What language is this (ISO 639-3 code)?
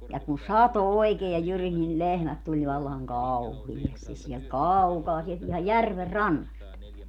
fin